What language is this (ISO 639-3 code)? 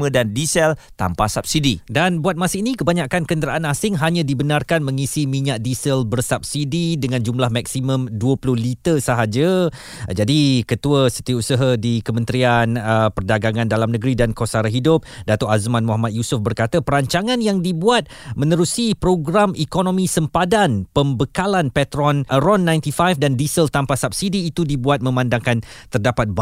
msa